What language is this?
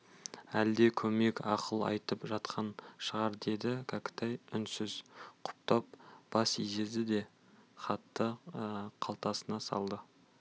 Kazakh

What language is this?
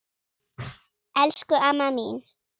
Icelandic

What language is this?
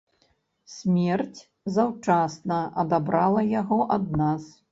Belarusian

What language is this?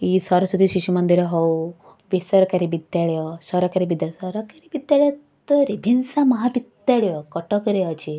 Odia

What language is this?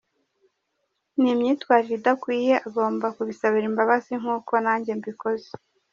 Kinyarwanda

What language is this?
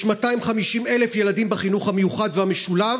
Hebrew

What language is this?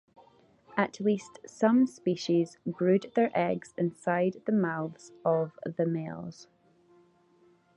English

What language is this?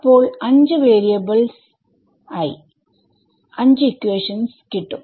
Malayalam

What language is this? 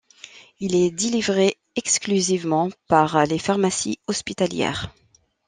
French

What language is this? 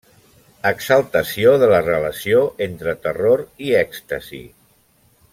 Catalan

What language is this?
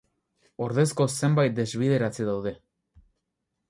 Basque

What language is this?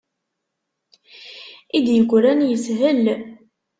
Kabyle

